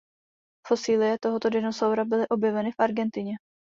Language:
Czech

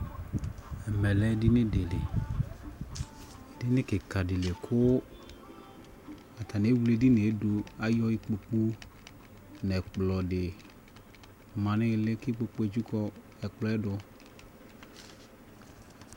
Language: Ikposo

